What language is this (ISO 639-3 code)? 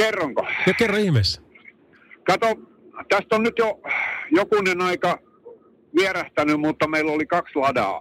fin